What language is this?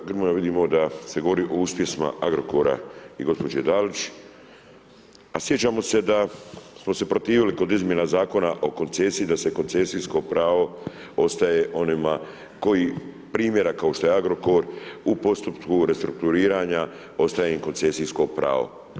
Croatian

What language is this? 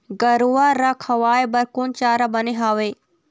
Chhattisgarhi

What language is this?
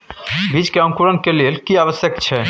Maithili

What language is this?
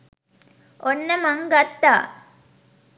Sinhala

